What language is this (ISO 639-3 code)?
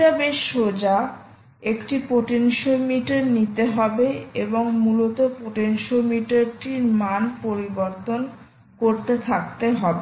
ben